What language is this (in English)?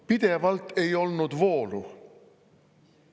Estonian